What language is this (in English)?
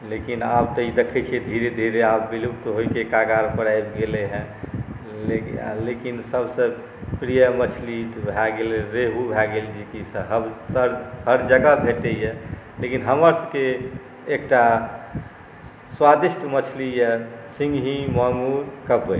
Maithili